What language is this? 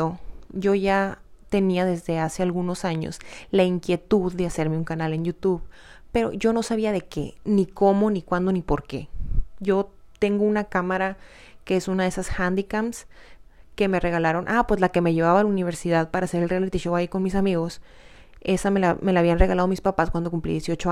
Spanish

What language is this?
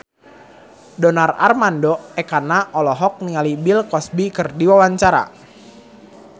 Sundanese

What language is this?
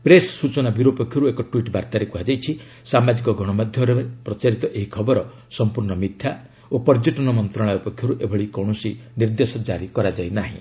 Odia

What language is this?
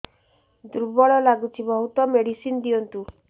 Odia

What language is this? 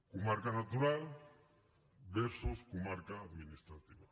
Catalan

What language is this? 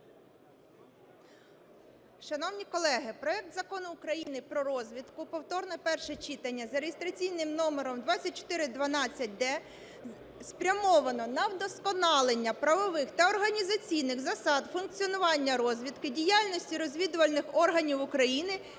Ukrainian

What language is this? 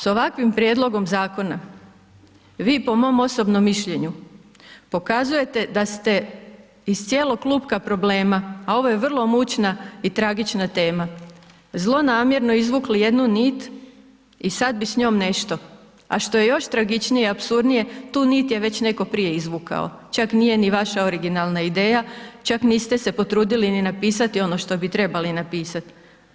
Croatian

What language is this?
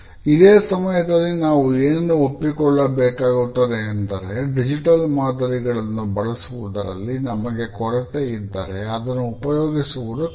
Kannada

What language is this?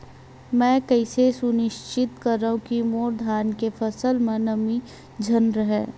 Chhattisgarhi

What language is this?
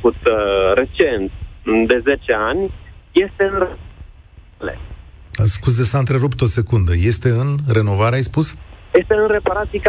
Romanian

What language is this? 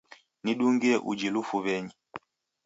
Taita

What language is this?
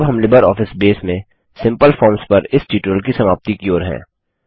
Hindi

